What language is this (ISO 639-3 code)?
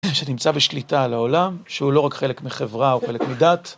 heb